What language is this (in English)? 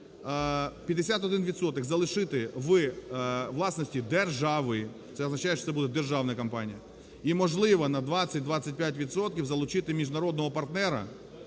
Ukrainian